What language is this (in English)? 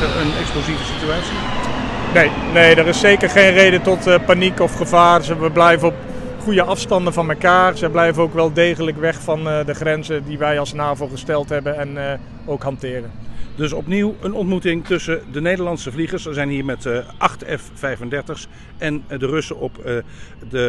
Dutch